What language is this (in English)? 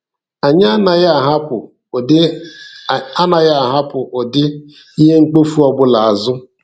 Igbo